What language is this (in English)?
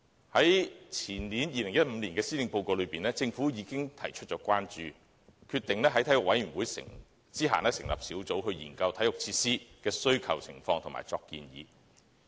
Cantonese